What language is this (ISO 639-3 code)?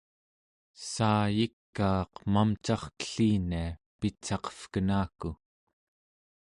esu